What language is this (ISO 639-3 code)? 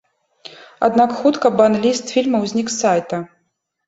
bel